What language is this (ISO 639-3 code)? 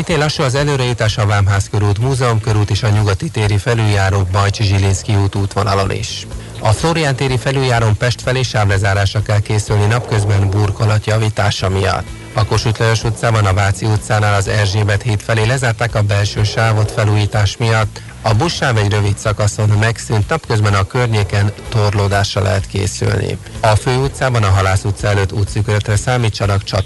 hun